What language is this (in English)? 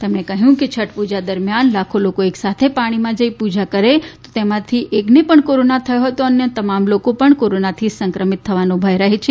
Gujarati